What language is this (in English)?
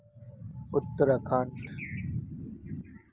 Santali